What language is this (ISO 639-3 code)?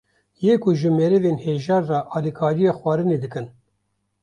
kur